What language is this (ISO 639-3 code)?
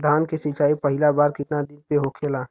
bho